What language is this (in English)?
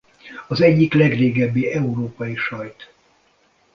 Hungarian